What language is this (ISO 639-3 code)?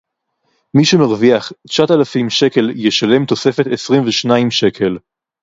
heb